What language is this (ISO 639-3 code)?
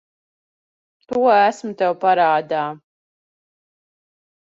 lav